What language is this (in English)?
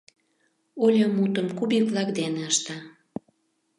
Mari